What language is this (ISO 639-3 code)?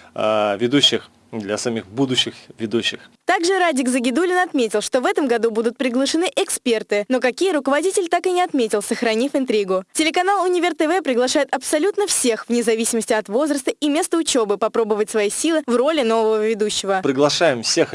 rus